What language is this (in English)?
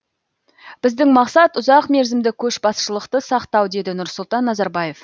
Kazakh